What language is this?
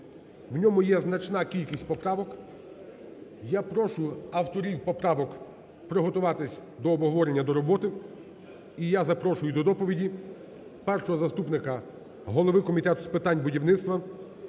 Ukrainian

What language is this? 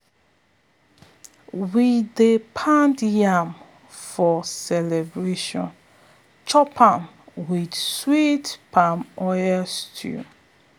Nigerian Pidgin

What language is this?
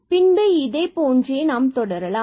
Tamil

